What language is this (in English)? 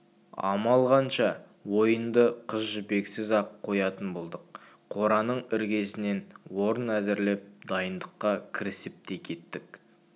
Kazakh